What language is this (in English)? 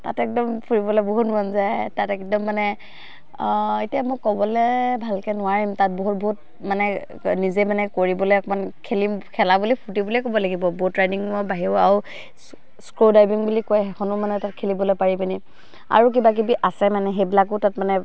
Assamese